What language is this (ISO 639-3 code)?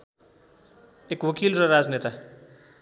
nep